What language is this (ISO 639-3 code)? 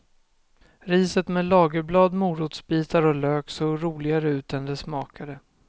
swe